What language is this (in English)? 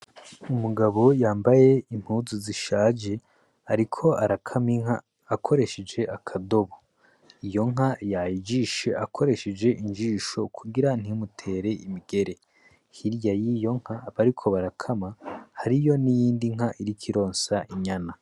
Rundi